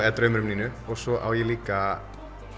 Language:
Icelandic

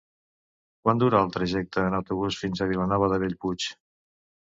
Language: Catalan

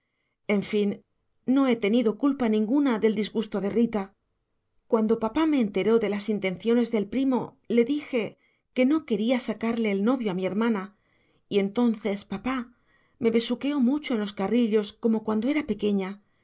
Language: Spanish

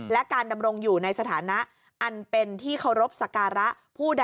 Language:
Thai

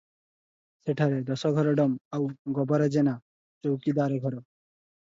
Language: Odia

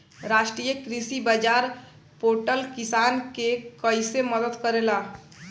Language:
Bhojpuri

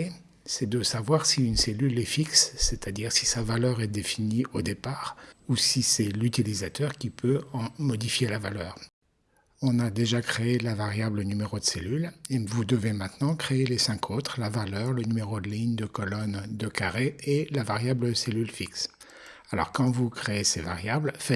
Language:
French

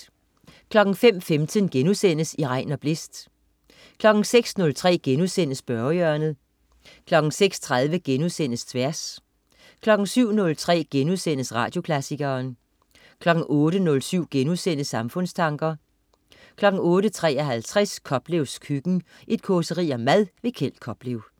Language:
Danish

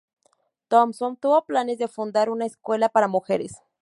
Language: Spanish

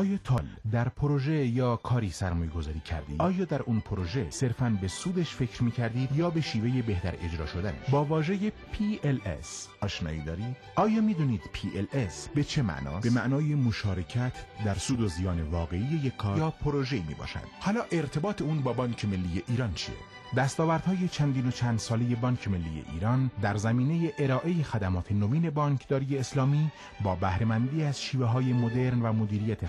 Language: Persian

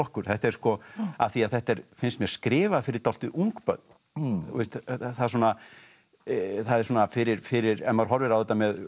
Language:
Icelandic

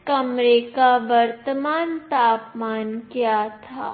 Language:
Hindi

